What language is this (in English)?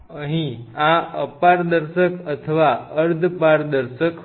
Gujarati